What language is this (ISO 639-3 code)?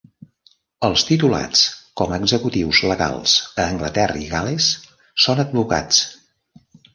cat